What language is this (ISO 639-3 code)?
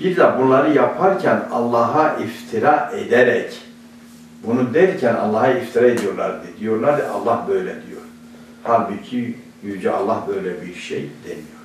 tur